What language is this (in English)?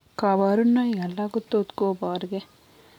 Kalenjin